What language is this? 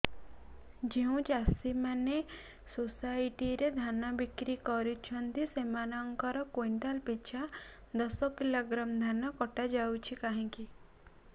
Odia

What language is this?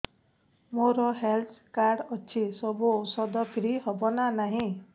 Odia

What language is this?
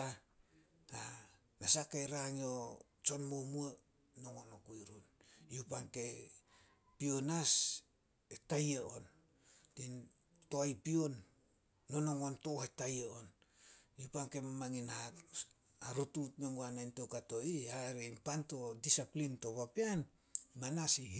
Solos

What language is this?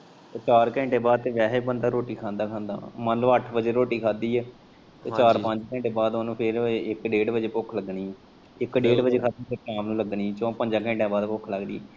Punjabi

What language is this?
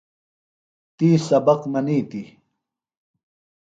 Phalura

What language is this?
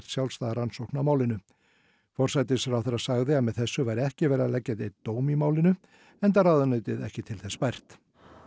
Icelandic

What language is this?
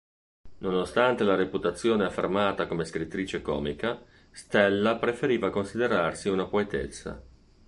Italian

